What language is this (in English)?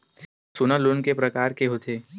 Chhattisgarhi